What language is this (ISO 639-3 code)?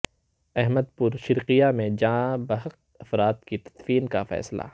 urd